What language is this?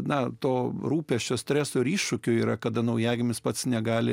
Lithuanian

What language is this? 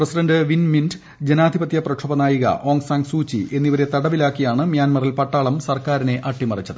Malayalam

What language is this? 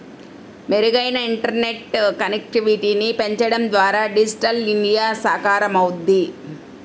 Telugu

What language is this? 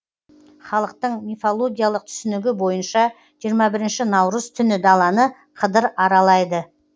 Kazakh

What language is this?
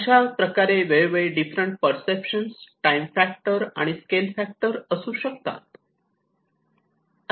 Marathi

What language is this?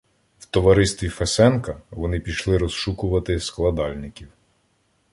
Ukrainian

